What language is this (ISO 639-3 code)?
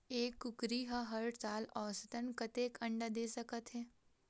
hne